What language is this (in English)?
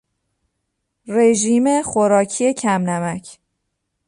Persian